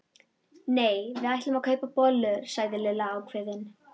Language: Icelandic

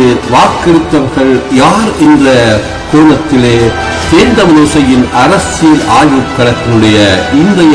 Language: Romanian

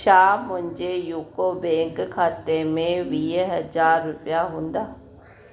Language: Sindhi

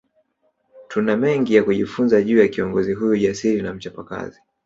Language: Swahili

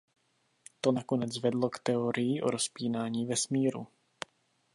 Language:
Czech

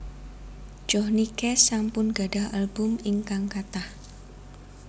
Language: Javanese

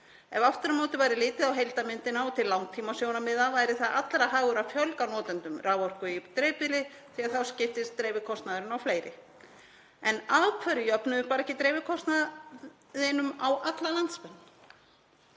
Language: Icelandic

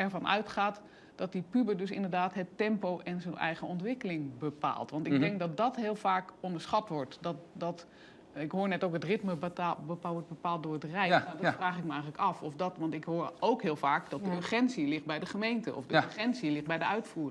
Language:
Dutch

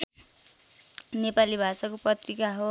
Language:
Nepali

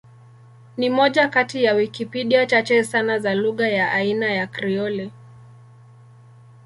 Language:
Swahili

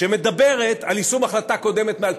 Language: Hebrew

